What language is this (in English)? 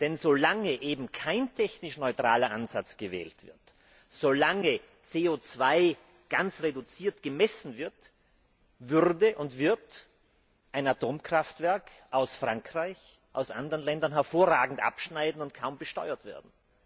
German